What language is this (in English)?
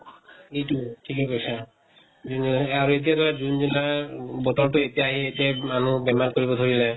Assamese